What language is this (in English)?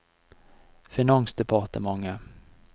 Norwegian